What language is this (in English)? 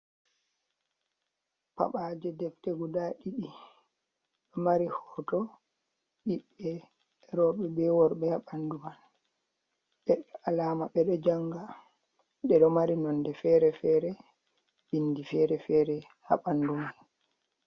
Fula